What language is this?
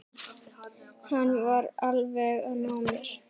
Icelandic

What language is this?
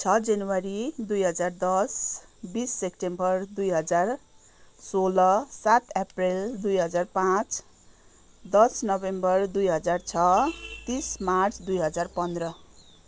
Nepali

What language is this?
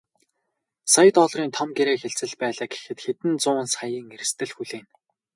Mongolian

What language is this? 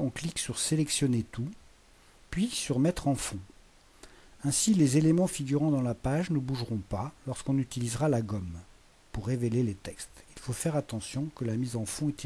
French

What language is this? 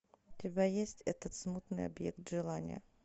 Russian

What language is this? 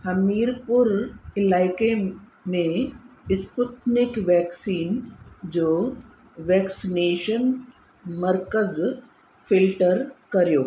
Sindhi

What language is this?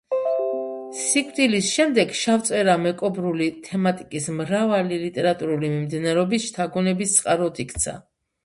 Georgian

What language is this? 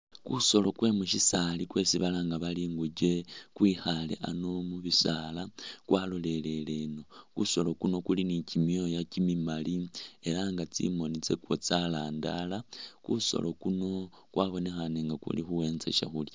Masaaba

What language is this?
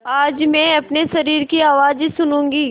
Hindi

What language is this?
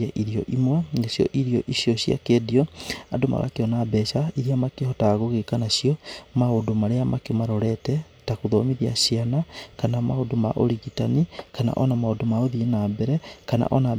Kikuyu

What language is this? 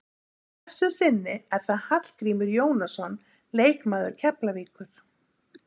Icelandic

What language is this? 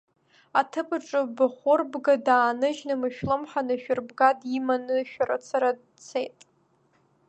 Abkhazian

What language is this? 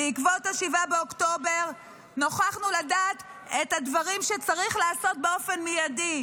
Hebrew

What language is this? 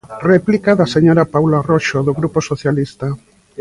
Galician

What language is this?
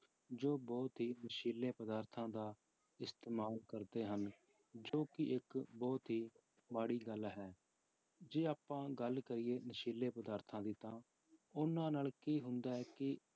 Punjabi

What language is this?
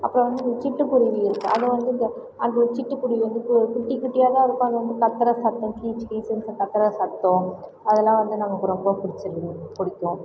Tamil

